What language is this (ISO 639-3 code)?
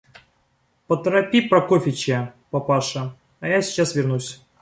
rus